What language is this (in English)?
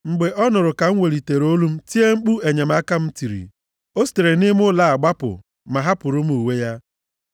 Igbo